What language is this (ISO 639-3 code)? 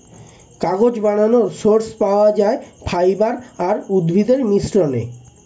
ben